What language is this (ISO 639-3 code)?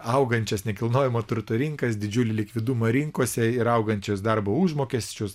lit